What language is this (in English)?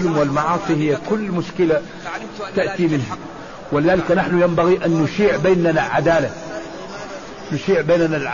Arabic